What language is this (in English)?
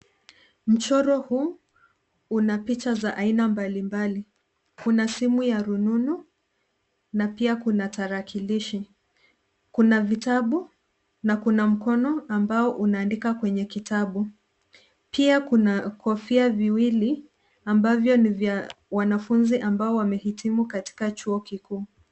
Swahili